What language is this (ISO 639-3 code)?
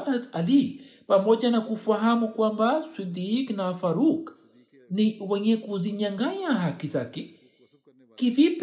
swa